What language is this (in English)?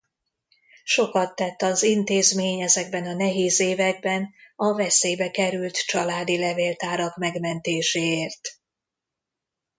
Hungarian